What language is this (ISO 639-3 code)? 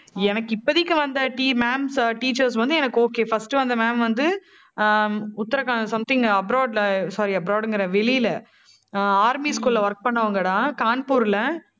tam